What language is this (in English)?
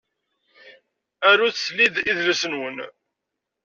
Kabyle